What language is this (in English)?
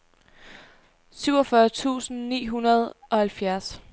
Danish